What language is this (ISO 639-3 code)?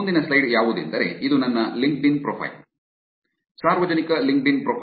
kan